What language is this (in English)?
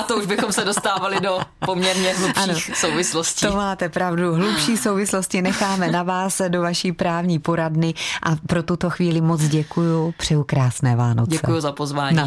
Czech